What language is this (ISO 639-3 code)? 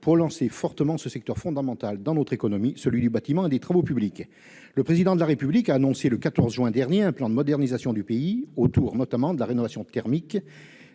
fra